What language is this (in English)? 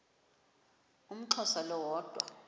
Xhosa